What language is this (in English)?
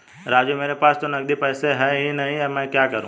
Hindi